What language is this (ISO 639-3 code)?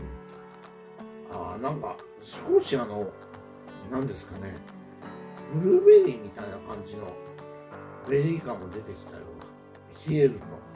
jpn